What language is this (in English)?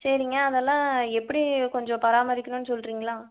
Tamil